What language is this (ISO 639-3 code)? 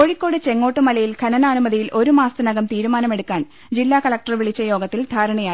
mal